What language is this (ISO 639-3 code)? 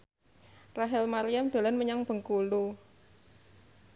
jav